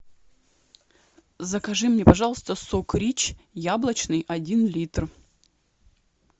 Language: Russian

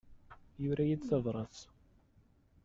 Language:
Kabyle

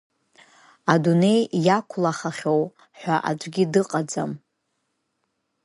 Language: Abkhazian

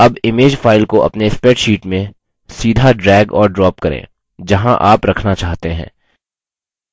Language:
Hindi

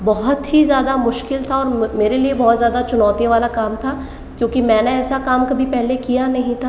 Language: Hindi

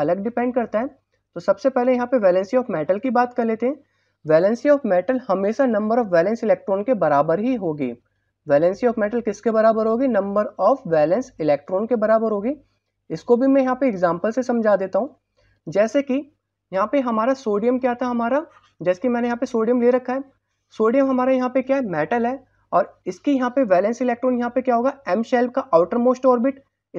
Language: Hindi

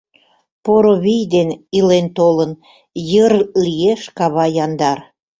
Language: Mari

